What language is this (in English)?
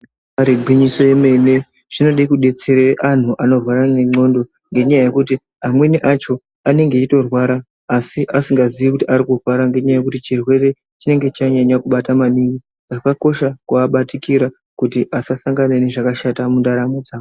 Ndau